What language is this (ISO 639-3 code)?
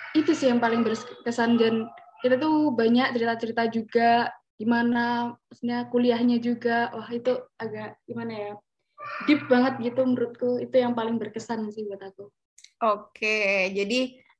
ind